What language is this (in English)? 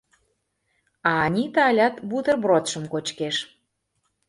Mari